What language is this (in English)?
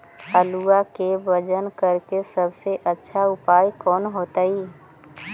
Magahi